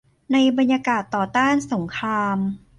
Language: Thai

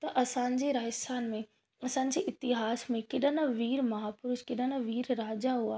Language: Sindhi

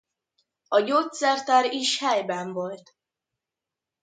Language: Hungarian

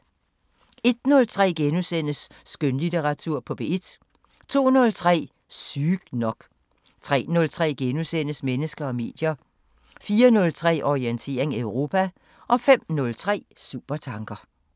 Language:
Danish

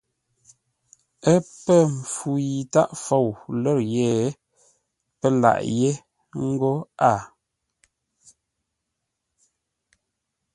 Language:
Ngombale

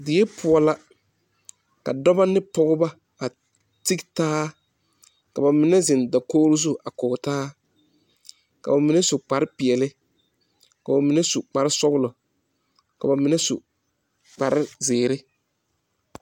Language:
Southern Dagaare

